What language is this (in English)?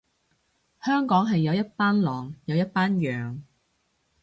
Cantonese